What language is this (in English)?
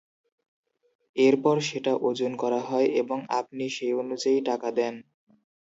Bangla